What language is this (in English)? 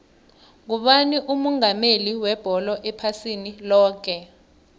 South Ndebele